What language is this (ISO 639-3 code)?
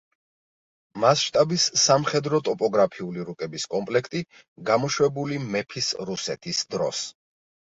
kat